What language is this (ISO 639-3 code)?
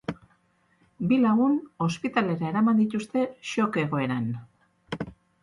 eus